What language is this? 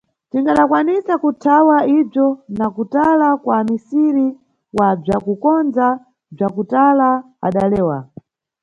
Nyungwe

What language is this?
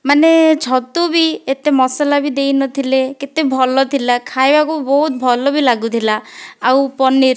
Odia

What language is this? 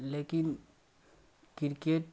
Maithili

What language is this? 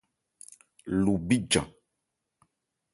Ebrié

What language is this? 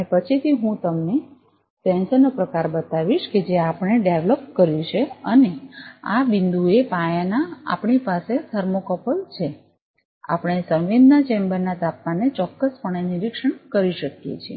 Gujarati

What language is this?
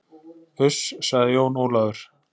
Icelandic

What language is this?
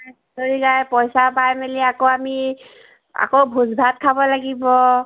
Assamese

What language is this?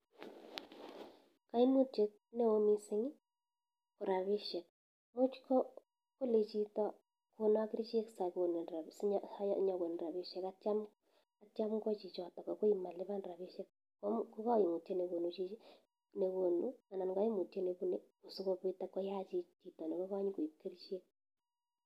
Kalenjin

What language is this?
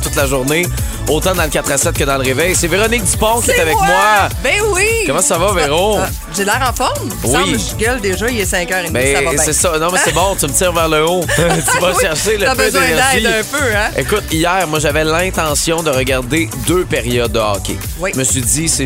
French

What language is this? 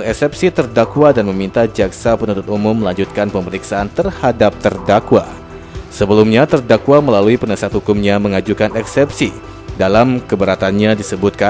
Indonesian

